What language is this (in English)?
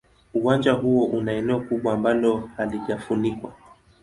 Swahili